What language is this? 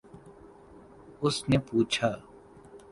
Urdu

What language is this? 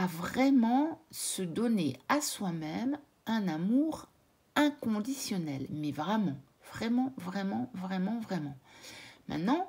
French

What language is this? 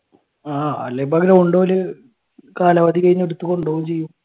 Malayalam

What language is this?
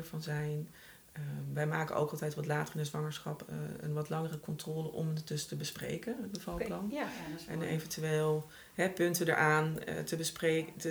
Dutch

